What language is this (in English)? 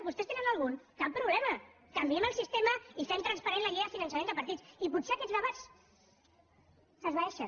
Catalan